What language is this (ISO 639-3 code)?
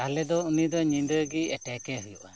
sat